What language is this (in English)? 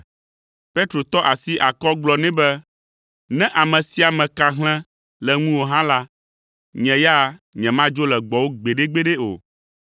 Ewe